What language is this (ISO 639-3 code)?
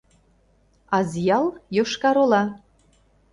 chm